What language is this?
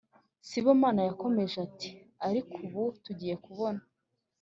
Kinyarwanda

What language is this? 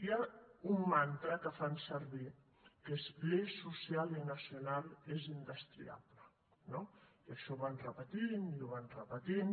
Catalan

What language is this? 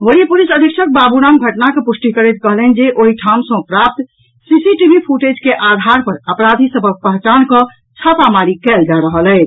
Maithili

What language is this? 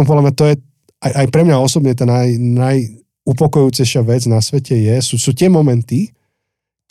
Slovak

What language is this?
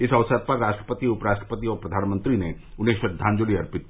Hindi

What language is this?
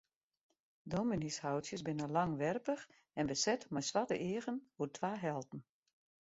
Western Frisian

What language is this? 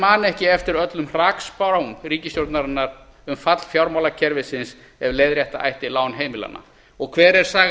Icelandic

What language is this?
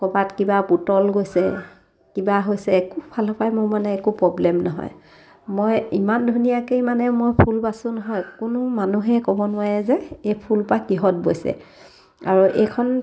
Assamese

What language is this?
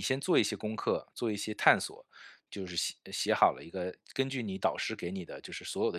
Chinese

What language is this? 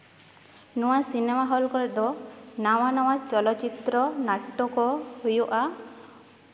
Santali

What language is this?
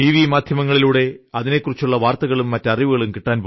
Malayalam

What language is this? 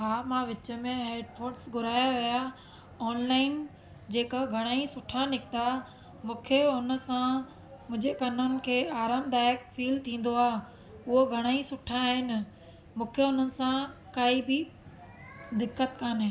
Sindhi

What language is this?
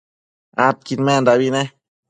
Matsés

